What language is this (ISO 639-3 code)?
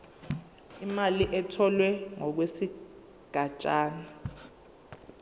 zul